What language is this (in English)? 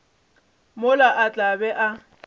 Northern Sotho